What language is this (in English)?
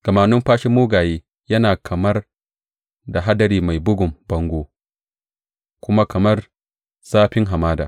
Hausa